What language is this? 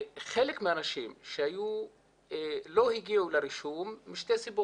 Hebrew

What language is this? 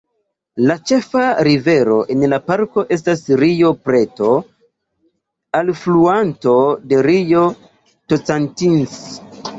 Esperanto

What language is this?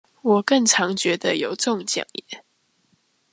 Chinese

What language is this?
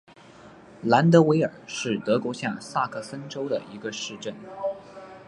Chinese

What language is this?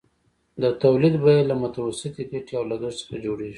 Pashto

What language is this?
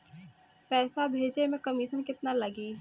Bhojpuri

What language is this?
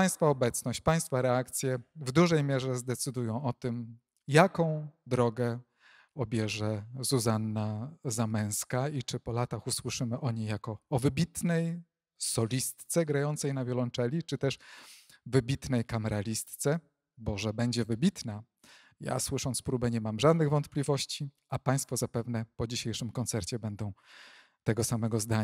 Polish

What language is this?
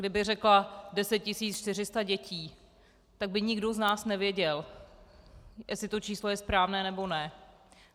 Czech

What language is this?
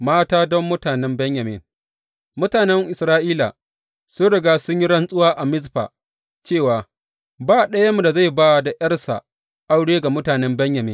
Hausa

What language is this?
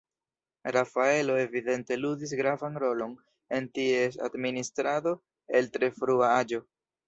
Esperanto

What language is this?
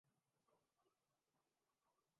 Urdu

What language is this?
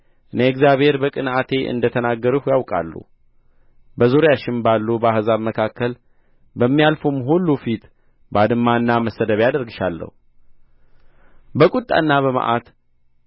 Amharic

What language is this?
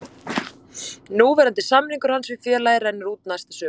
Icelandic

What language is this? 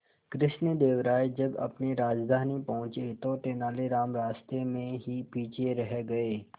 Hindi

